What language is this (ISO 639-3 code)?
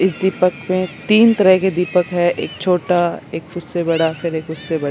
hin